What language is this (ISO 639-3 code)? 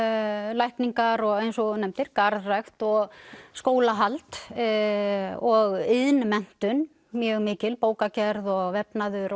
isl